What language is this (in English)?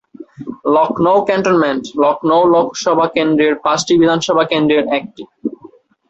Bangla